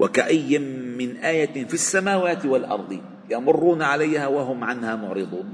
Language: Arabic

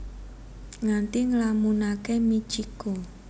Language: Javanese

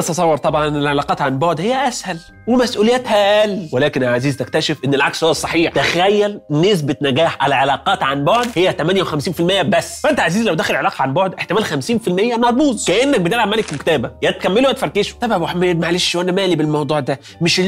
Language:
Arabic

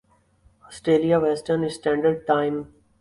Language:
Urdu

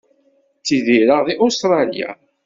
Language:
Kabyle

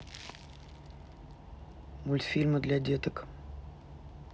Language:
Russian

